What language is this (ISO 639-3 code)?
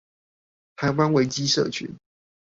zho